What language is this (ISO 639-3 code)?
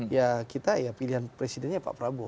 ind